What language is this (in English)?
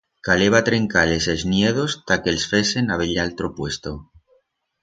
Aragonese